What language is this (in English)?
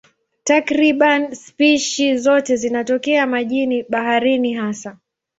Swahili